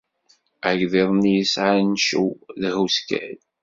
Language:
Kabyle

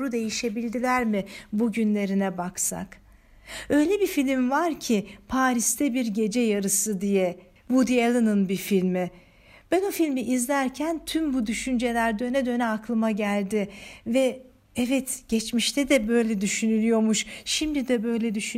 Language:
Turkish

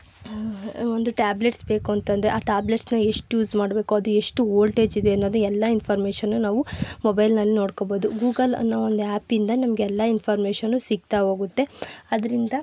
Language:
Kannada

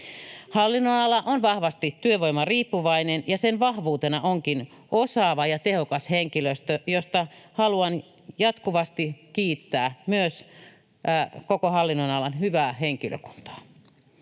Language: Finnish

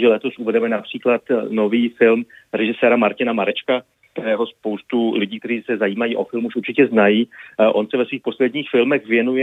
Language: Czech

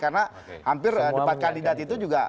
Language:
Indonesian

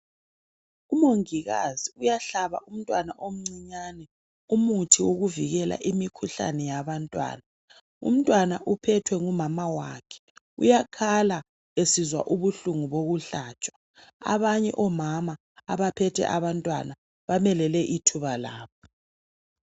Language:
North Ndebele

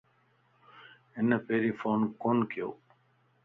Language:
Lasi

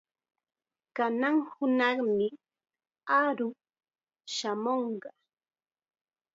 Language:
Chiquián Ancash Quechua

